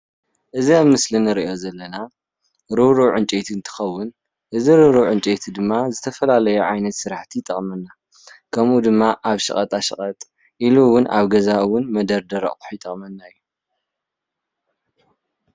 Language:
Tigrinya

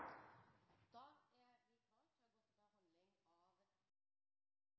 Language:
Norwegian Bokmål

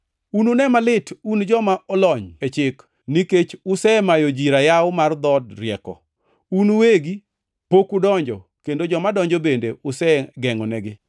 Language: Luo (Kenya and Tanzania)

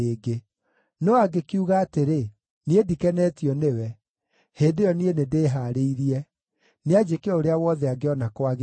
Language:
Kikuyu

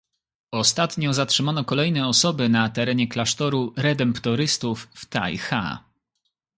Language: Polish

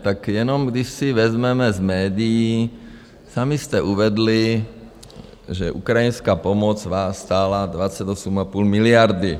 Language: Czech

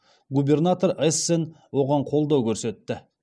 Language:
Kazakh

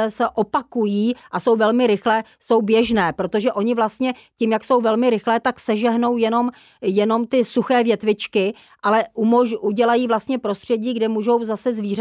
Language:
Czech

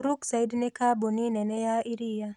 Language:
Kikuyu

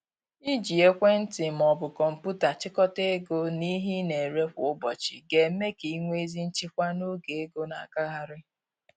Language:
Igbo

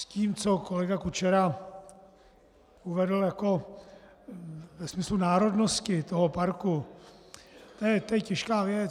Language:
Czech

